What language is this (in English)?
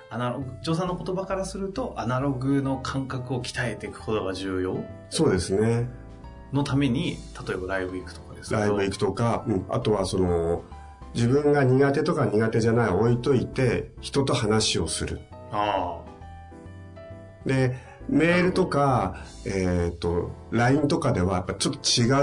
Japanese